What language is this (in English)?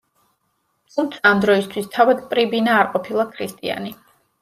Georgian